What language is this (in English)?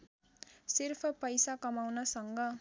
Nepali